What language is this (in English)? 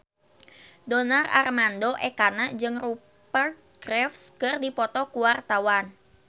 Sundanese